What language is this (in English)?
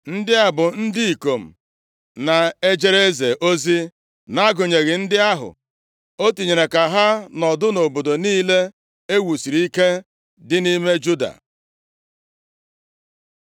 Igbo